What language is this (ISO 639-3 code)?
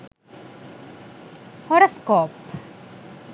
sin